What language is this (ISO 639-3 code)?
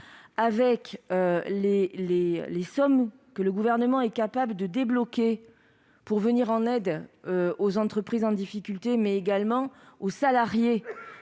fra